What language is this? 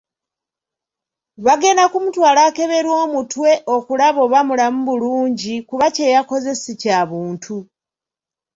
Ganda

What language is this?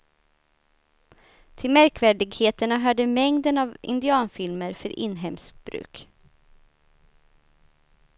Swedish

